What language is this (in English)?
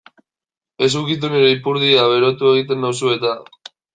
Basque